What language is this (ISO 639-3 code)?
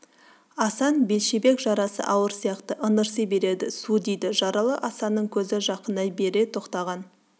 kaz